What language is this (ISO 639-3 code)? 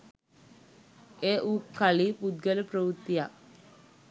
sin